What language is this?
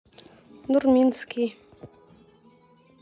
Russian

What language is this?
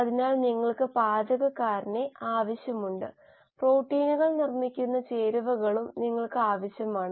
Malayalam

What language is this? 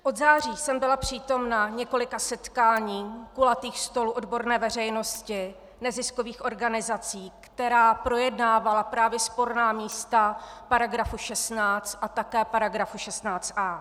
Czech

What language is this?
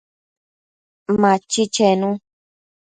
Matsés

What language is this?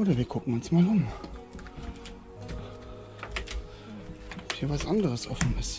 German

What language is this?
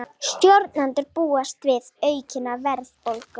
Icelandic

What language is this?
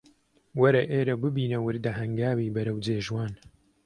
Central Kurdish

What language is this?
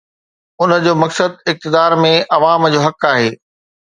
Sindhi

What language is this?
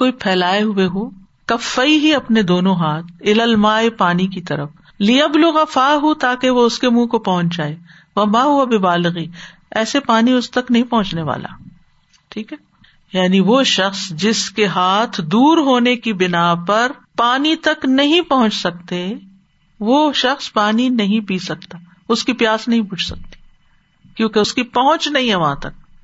Urdu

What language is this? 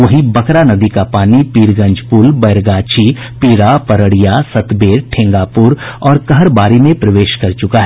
Hindi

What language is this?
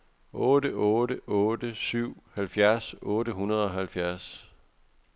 Danish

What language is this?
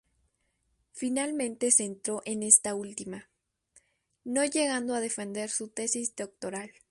Spanish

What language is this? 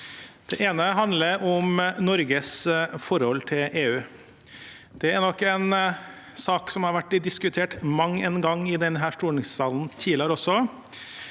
Norwegian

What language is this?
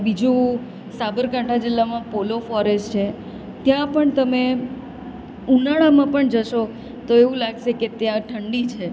Gujarati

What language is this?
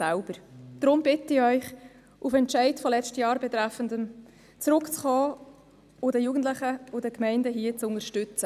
Swiss German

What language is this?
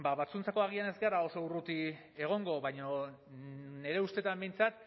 Basque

